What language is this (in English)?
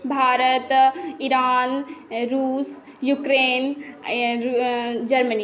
Maithili